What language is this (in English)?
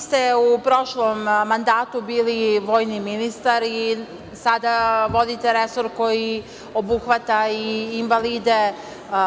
Serbian